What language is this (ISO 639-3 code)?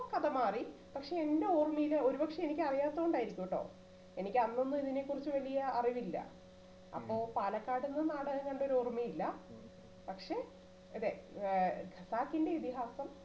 mal